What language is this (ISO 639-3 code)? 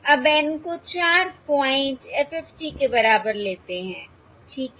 hin